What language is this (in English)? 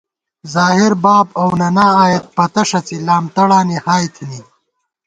Gawar-Bati